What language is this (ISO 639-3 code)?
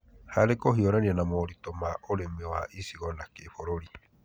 kik